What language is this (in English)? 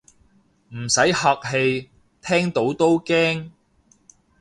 Cantonese